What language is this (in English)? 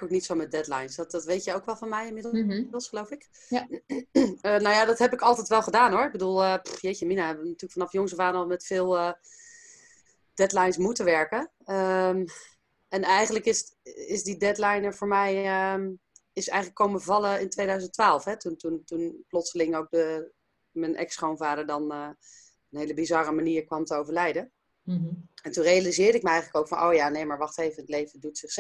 Dutch